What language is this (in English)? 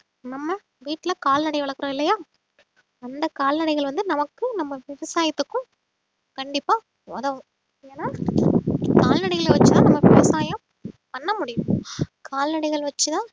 Tamil